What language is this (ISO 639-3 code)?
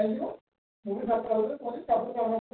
ori